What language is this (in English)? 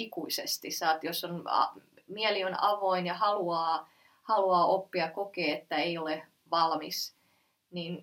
Finnish